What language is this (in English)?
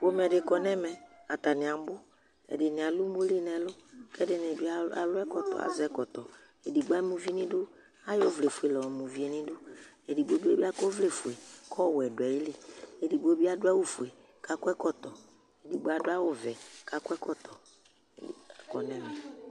Ikposo